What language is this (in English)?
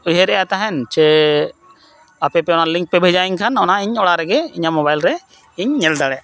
Santali